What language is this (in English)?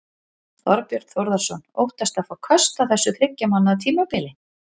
Icelandic